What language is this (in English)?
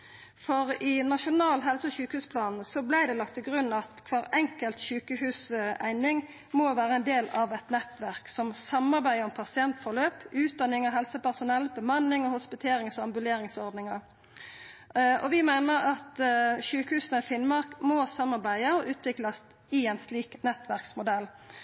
Norwegian Nynorsk